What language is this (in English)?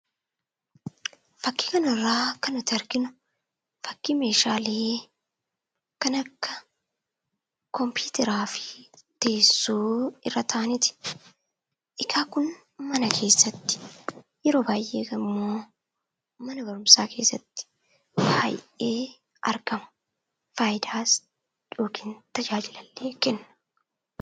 Oromo